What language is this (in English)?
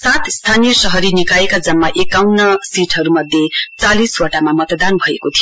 Nepali